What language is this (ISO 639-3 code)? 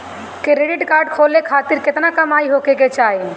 bho